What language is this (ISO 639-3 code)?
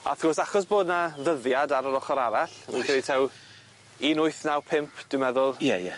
cym